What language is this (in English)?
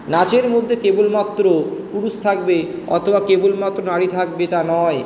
Bangla